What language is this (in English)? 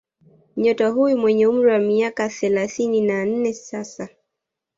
Swahili